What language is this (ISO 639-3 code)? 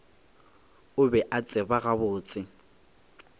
nso